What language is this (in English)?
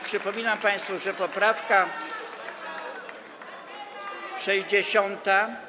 Polish